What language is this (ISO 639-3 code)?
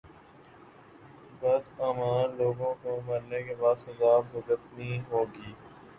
urd